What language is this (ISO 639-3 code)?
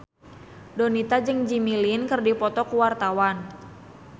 sun